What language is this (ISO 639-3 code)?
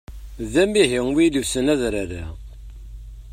kab